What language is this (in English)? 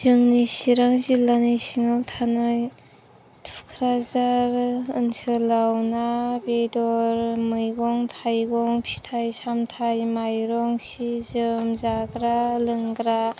Bodo